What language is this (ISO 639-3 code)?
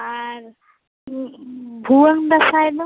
sat